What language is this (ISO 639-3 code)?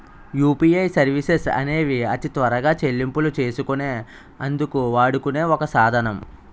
tel